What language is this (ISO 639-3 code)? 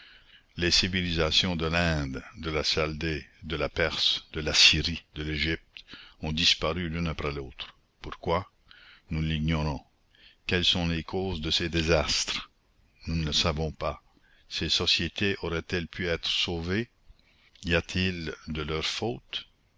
fra